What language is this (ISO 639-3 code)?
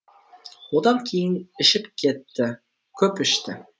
kaz